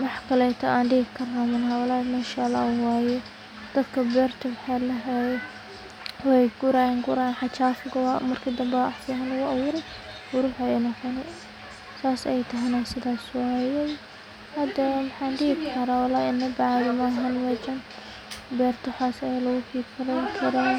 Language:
Somali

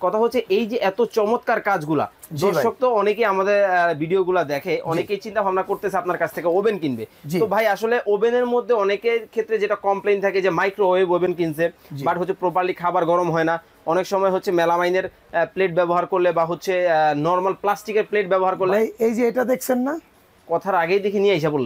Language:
Bangla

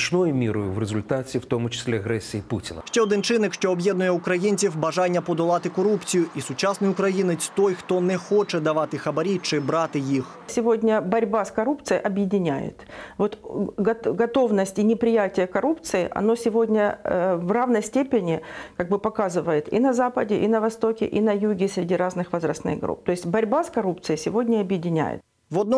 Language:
Ukrainian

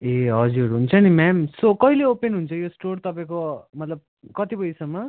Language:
Nepali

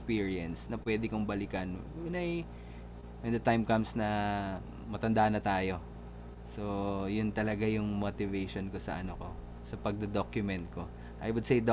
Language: Filipino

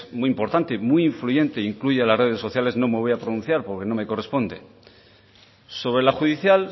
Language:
Spanish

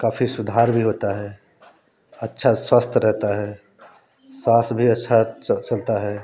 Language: Hindi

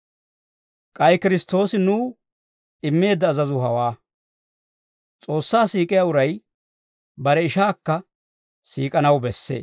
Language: Dawro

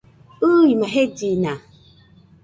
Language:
Nüpode Huitoto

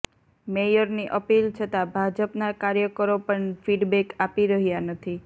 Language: Gujarati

